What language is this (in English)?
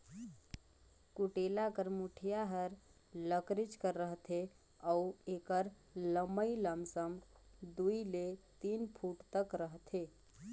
Chhattisgarhi